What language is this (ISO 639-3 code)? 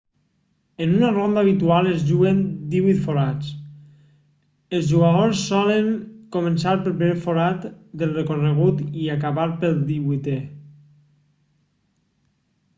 cat